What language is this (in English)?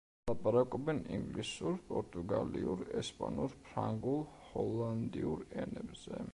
Georgian